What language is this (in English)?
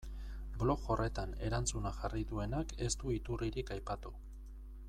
Basque